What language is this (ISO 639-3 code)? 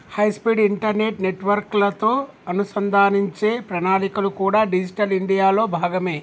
tel